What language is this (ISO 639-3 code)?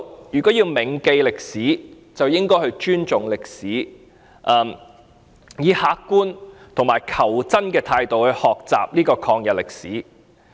yue